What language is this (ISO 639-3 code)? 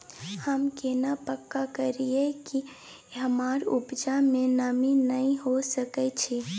mai